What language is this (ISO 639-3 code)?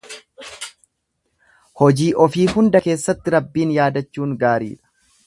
orm